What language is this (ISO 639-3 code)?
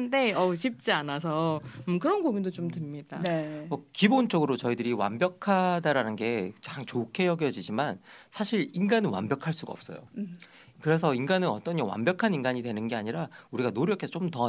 kor